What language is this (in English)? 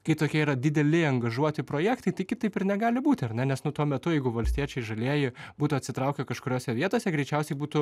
Lithuanian